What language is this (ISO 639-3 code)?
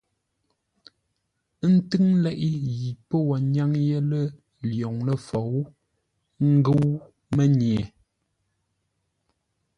nla